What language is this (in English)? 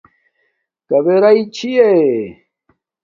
Domaaki